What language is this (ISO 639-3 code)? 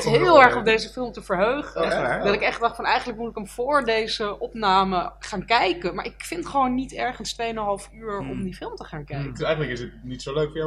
nld